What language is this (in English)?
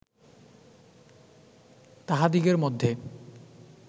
Bangla